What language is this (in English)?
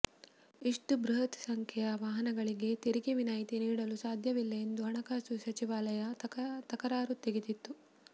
Kannada